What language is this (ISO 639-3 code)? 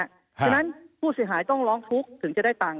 tha